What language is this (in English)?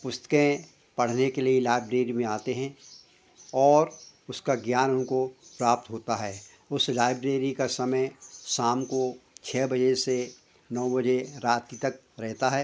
Hindi